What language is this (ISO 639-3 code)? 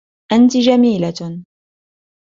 ara